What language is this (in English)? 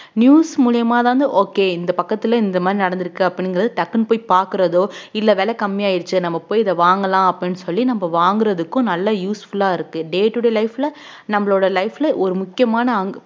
Tamil